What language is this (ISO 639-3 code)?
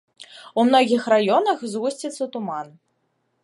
bel